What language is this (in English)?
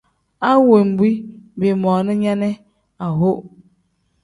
Tem